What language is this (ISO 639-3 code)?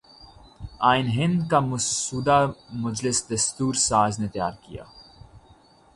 urd